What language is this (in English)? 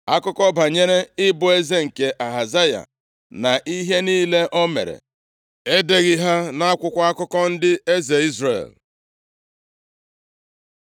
Igbo